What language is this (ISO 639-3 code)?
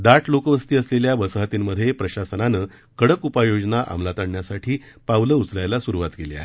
mar